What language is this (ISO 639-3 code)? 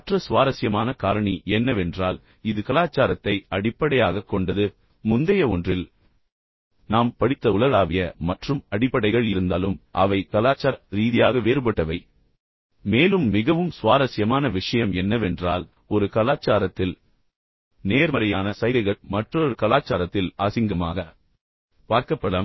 tam